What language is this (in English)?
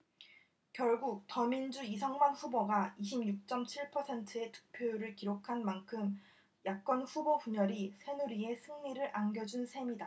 Korean